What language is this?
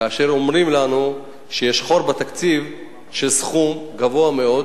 Hebrew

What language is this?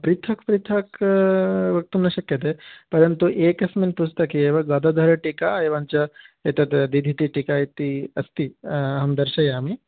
Sanskrit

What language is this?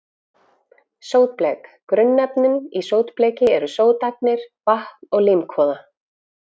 Icelandic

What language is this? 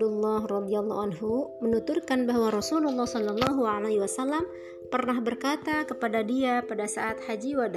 Indonesian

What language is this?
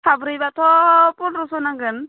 Bodo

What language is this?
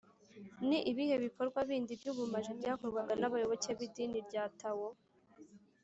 Kinyarwanda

